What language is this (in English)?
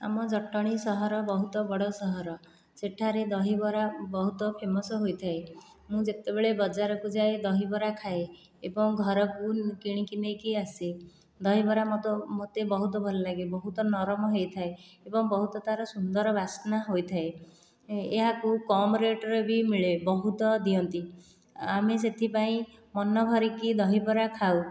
Odia